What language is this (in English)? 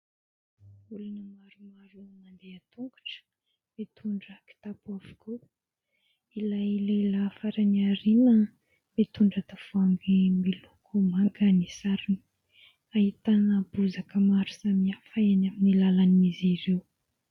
Malagasy